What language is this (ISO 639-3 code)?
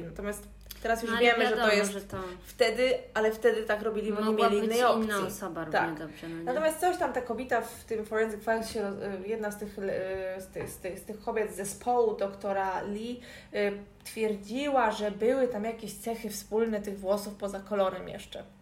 pol